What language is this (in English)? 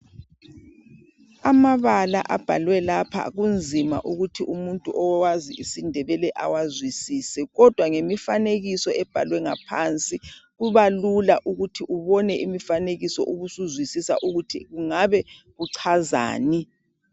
North Ndebele